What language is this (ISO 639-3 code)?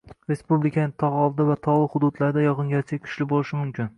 uzb